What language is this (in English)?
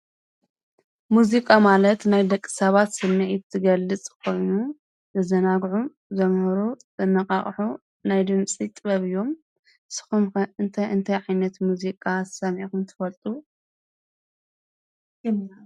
Tigrinya